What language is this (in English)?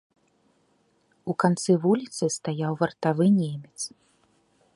Belarusian